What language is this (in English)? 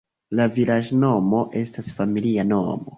Esperanto